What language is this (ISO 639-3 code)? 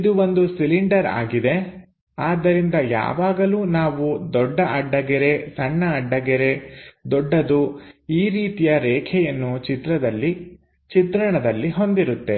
kan